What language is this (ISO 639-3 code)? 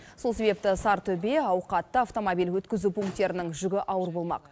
kaz